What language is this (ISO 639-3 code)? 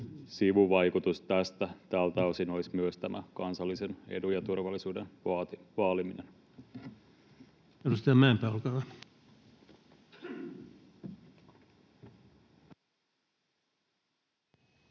fin